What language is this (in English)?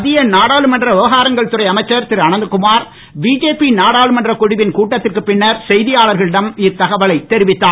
Tamil